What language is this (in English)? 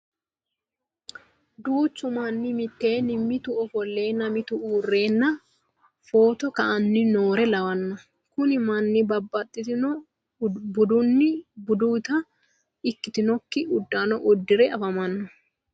Sidamo